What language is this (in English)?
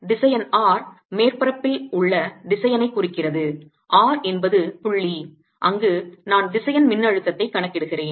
Tamil